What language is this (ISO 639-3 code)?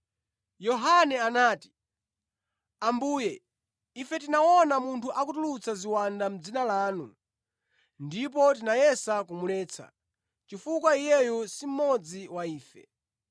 nya